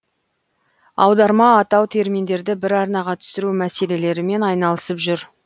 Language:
Kazakh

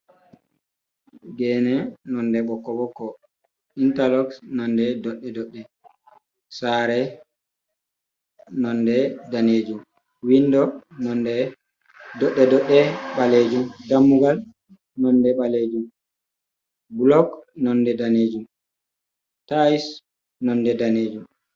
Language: Fula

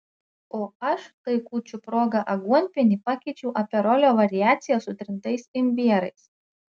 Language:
Lithuanian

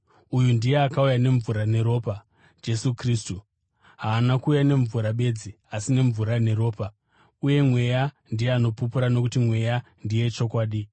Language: Shona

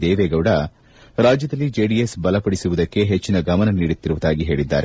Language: Kannada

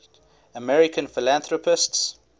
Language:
English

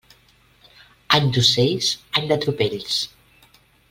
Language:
Catalan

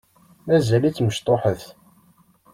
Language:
Kabyle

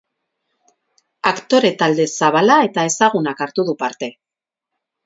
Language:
Basque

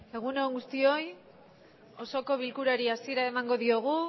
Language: Basque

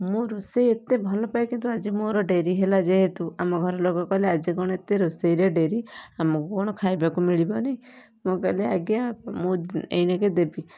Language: Odia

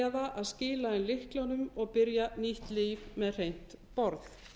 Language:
Icelandic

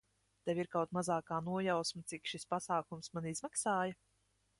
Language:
Latvian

